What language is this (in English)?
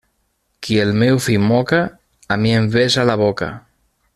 Catalan